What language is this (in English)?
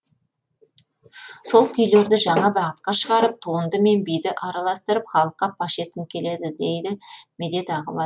Kazakh